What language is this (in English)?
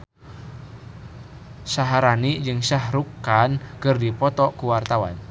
Sundanese